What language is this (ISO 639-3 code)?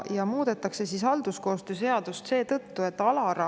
est